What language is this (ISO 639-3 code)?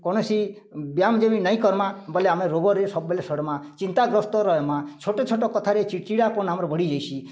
ori